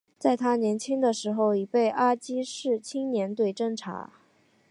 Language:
Chinese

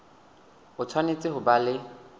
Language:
Southern Sotho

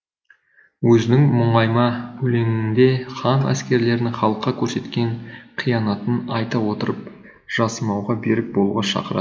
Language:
Kazakh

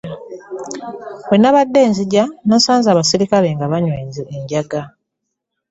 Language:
Ganda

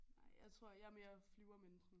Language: Danish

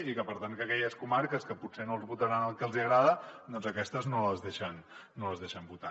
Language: Catalan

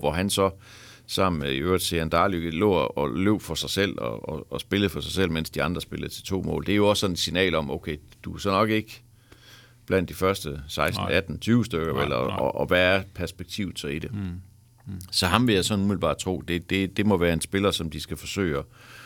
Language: Danish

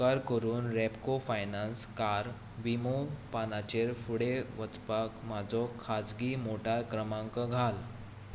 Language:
Konkani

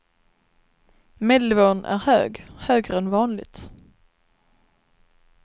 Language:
Swedish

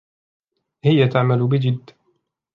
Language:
Arabic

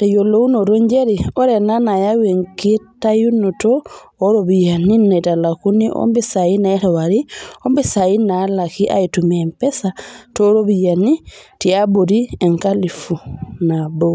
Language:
Masai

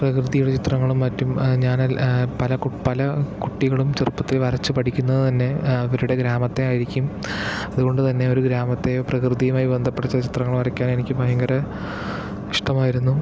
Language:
Malayalam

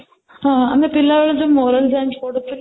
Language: Odia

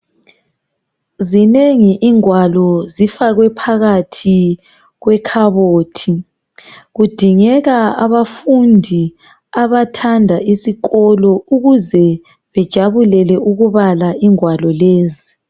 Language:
North Ndebele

